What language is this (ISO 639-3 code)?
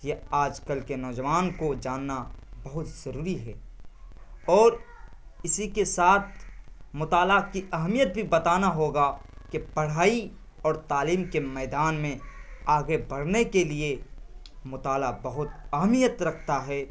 urd